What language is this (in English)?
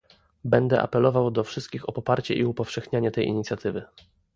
Polish